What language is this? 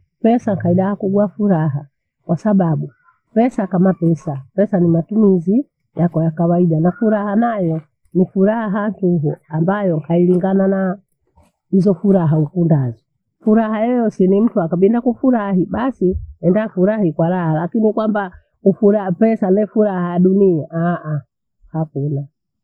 Bondei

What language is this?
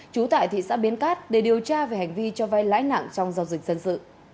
Vietnamese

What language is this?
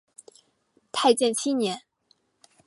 Chinese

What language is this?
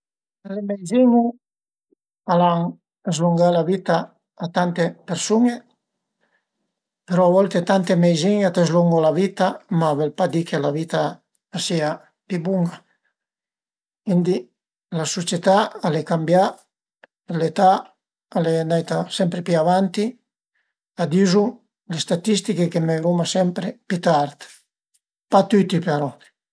Piedmontese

